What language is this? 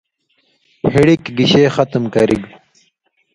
Indus Kohistani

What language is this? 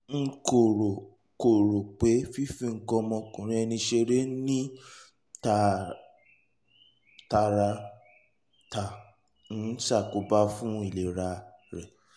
Yoruba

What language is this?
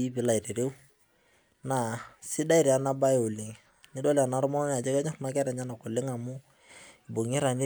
Masai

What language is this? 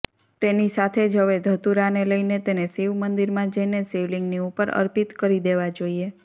Gujarati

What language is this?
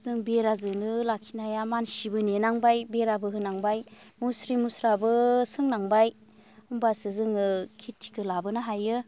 Bodo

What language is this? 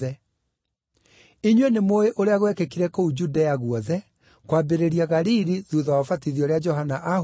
Kikuyu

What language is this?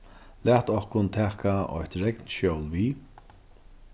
Faroese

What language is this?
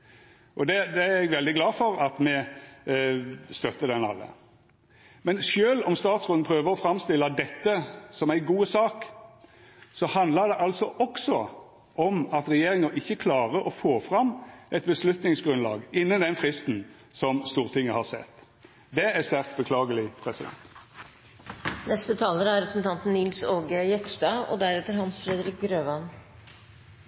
Norwegian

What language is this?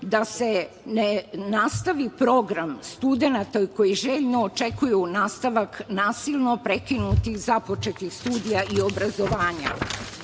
Serbian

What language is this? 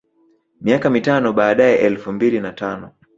Swahili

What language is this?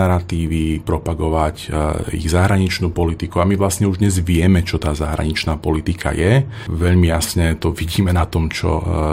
Slovak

